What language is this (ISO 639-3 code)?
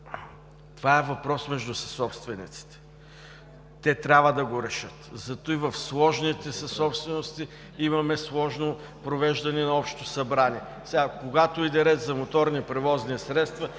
bul